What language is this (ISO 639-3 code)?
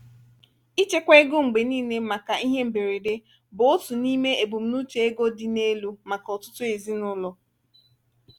ibo